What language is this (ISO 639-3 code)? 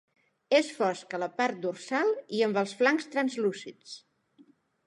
cat